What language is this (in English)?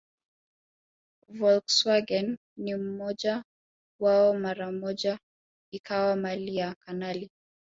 Swahili